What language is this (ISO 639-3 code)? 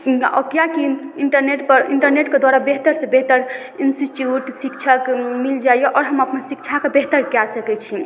mai